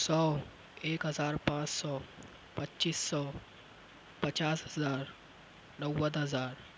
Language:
Urdu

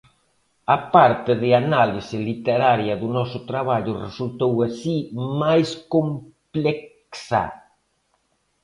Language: Galician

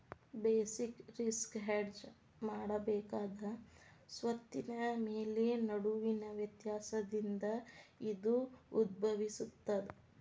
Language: Kannada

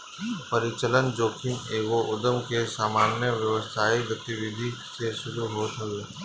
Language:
Bhojpuri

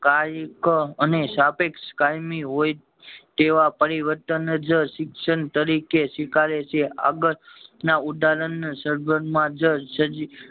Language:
Gujarati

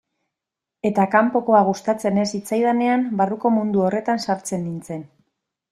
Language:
Basque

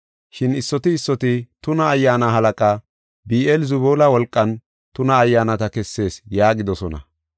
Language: Gofa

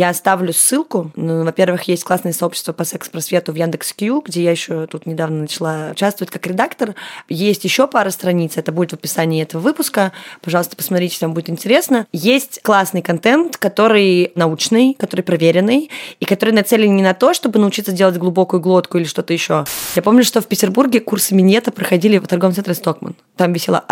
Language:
Russian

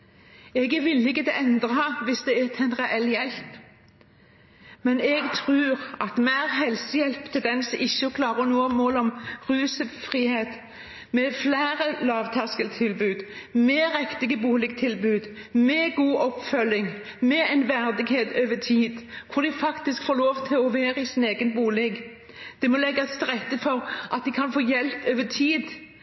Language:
Norwegian Bokmål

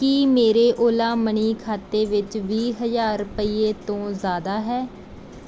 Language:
Punjabi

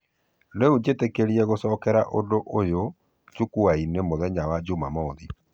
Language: Kikuyu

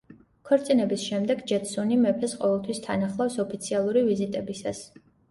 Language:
Georgian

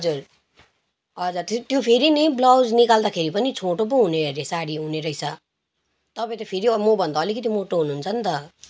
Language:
Nepali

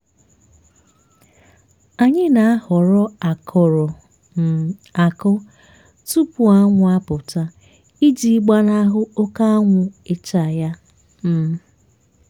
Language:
Igbo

